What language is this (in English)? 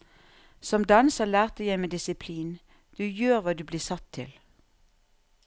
Norwegian